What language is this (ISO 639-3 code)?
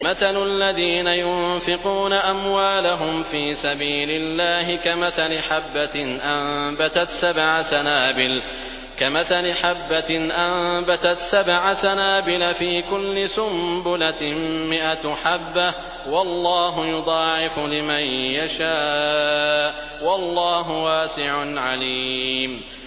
ara